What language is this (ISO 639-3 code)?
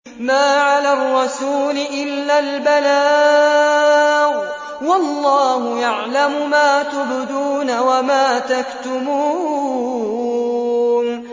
ara